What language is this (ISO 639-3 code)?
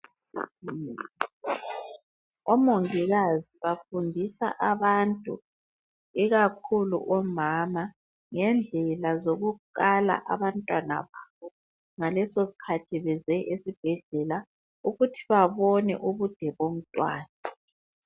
nde